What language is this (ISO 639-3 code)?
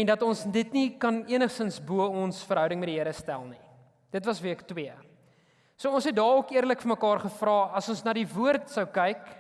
nld